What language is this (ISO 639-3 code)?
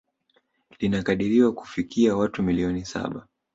swa